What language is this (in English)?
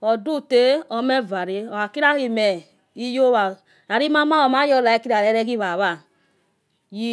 Yekhee